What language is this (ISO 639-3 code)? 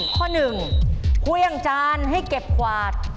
tha